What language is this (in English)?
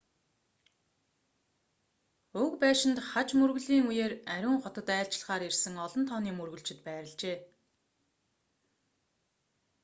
Mongolian